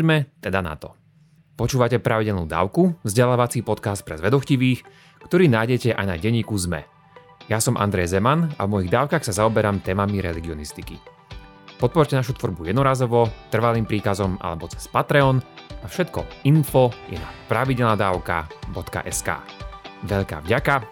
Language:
Slovak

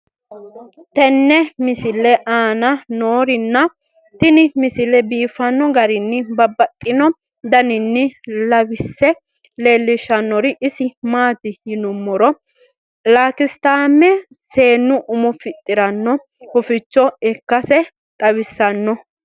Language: Sidamo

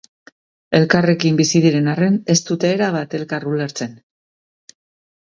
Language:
Basque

